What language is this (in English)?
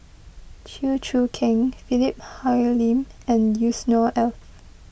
English